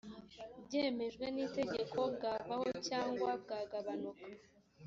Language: Kinyarwanda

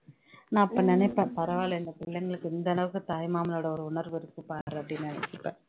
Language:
Tamil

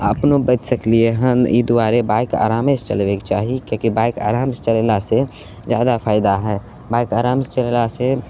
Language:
Maithili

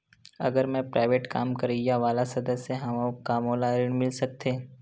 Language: Chhattisgarhi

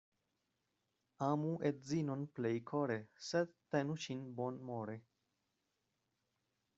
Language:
Esperanto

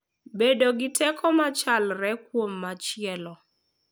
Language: Luo (Kenya and Tanzania)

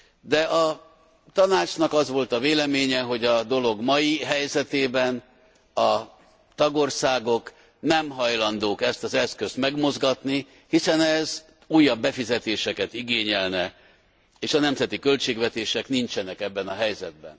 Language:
Hungarian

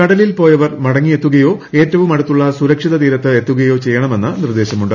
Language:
Malayalam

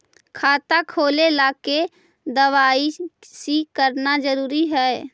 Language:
Magahi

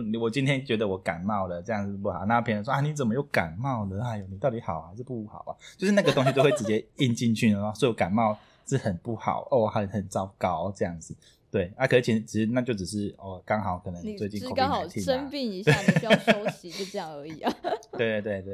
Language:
Chinese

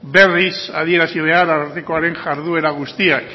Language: Basque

